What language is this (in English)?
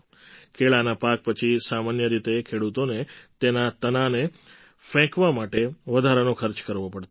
Gujarati